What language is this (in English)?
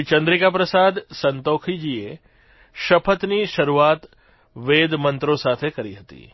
Gujarati